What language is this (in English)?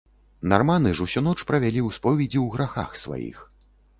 Belarusian